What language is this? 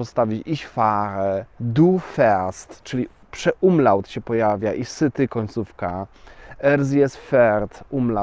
Polish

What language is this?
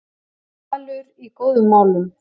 Icelandic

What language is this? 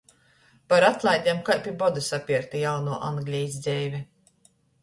Latgalian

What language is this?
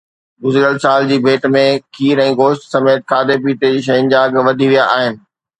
Sindhi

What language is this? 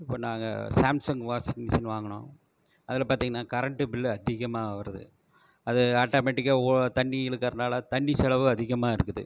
Tamil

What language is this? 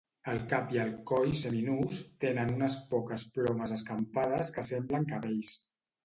Catalan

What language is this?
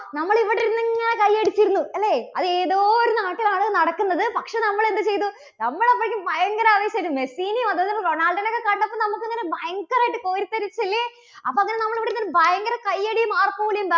Malayalam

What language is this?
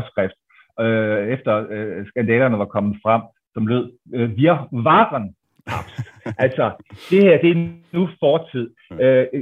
Danish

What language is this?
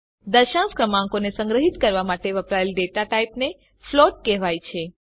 Gujarati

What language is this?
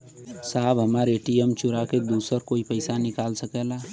Bhojpuri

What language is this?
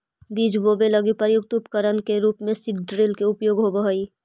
Magahi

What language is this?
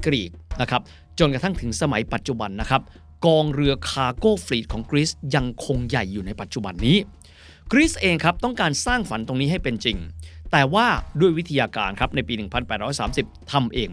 Thai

